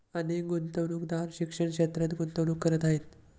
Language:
Marathi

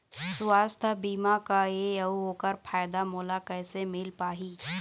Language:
Chhattisgarhi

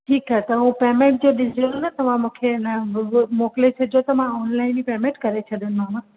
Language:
Sindhi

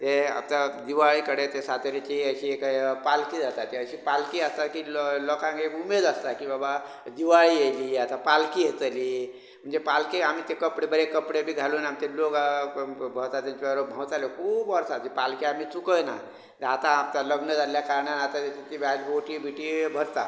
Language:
Konkani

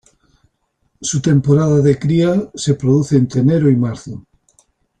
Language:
Spanish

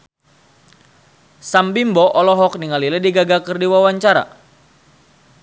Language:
Sundanese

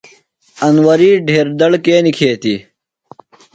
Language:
Phalura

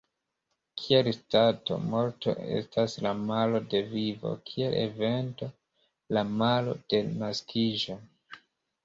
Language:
Esperanto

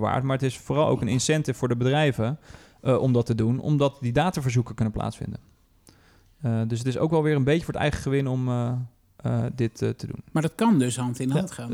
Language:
Dutch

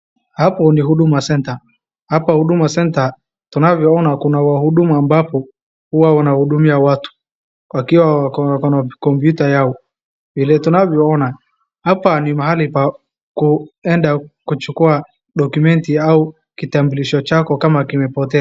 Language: Swahili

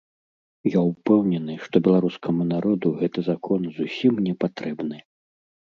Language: Belarusian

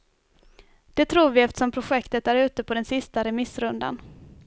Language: Swedish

